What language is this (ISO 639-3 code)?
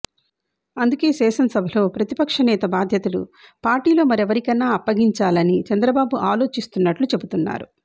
tel